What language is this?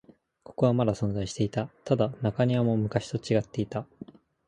Japanese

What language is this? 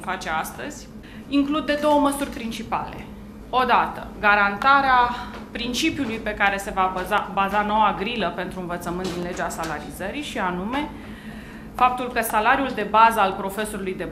Romanian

